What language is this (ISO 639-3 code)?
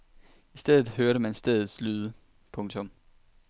dan